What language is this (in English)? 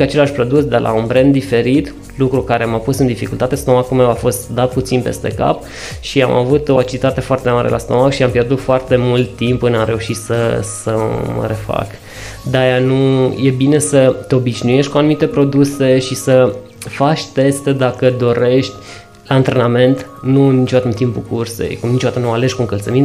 Romanian